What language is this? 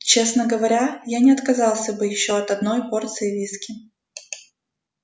Russian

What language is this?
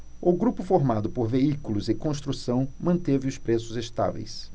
Portuguese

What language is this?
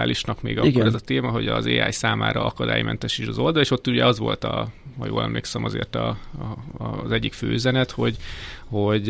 Hungarian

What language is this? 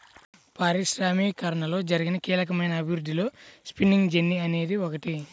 Telugu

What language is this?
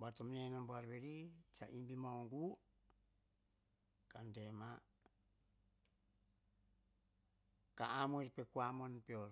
Hahon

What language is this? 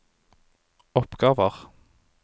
Norwegian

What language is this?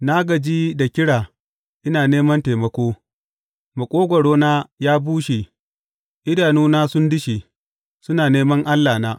Hausa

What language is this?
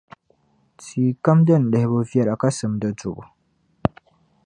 Dagbani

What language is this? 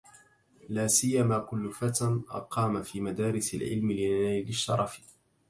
Arabic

